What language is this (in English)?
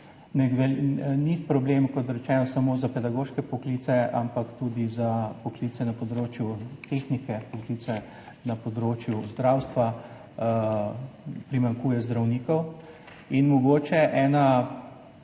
Slovenian